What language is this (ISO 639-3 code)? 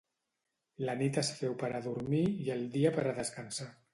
cat